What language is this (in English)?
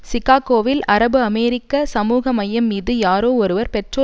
Tamil